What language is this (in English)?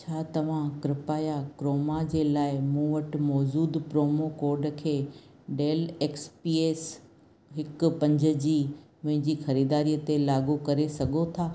Sindhi